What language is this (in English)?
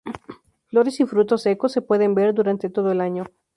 Spanish